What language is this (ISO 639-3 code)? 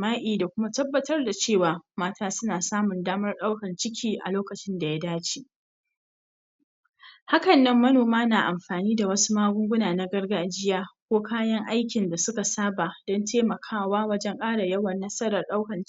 hau